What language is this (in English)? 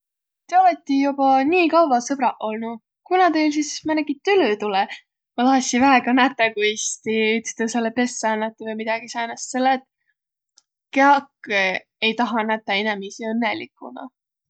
Võro